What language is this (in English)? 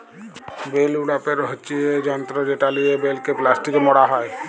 Bangla